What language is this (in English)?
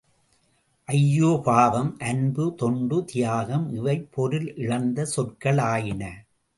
Tamil